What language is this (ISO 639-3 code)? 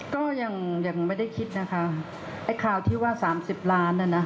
tha